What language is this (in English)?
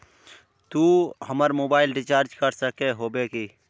Magahi